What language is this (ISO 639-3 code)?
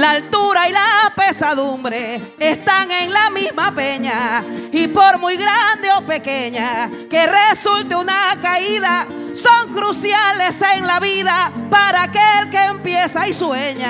spa